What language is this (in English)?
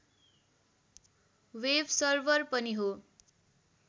Nepali